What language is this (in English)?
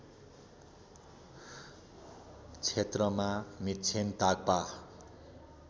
Nepali